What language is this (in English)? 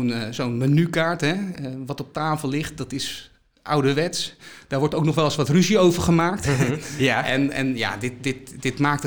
Dutch